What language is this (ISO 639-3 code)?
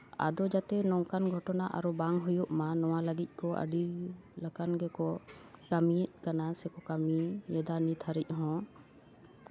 sat